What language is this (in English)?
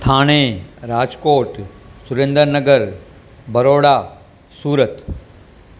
Sindhi